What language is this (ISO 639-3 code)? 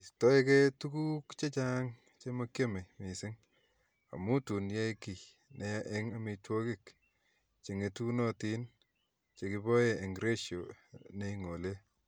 kln